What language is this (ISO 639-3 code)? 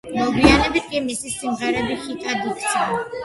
kat